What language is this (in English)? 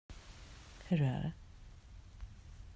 Swedish